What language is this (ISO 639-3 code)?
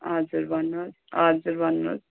nep